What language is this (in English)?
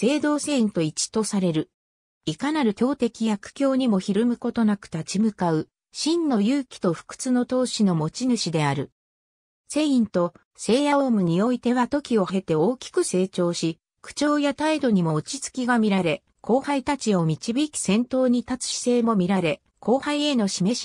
Japanese